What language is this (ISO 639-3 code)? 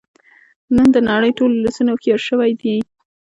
pus